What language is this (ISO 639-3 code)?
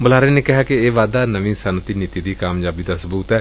pan